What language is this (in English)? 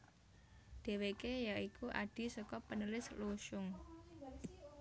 Javanese